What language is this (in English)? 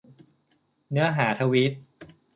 Thai